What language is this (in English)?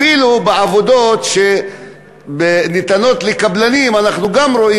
Hebrew